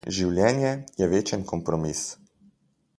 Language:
Slovenian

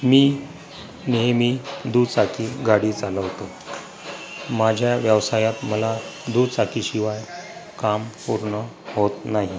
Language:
Marathi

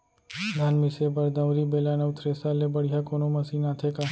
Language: Chhattisgarhi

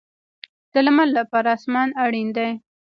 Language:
Pashto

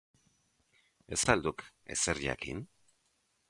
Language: Basque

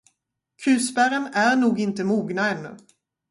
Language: Swedish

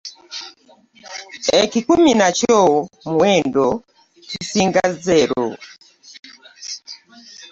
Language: Ganda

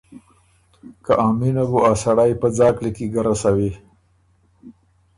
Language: Ormuri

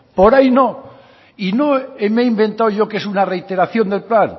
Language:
Spanish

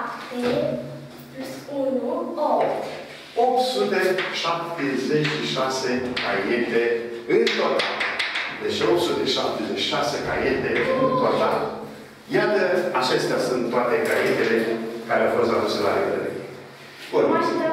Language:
Romanian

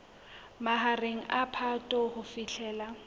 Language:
Southern Sotho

